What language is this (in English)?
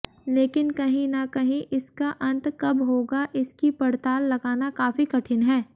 Hindi